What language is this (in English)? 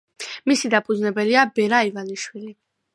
Georgian